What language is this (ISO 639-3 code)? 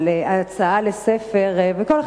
heb